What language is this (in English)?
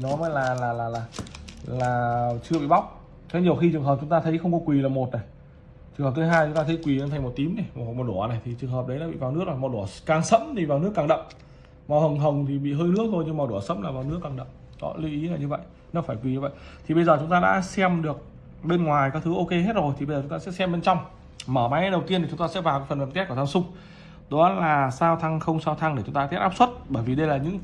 Vietnamese